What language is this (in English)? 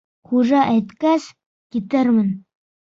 Bashkir